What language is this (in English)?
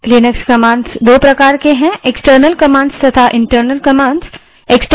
Hindi